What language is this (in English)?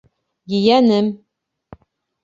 Bashkir